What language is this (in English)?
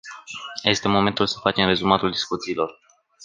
Romanian